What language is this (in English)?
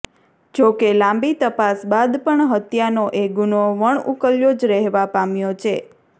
Gujarati